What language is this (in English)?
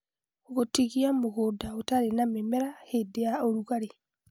Kikuyu